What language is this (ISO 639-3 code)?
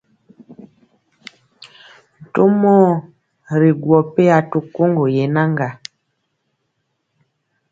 mcx